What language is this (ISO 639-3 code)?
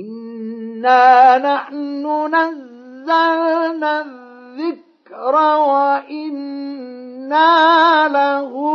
ara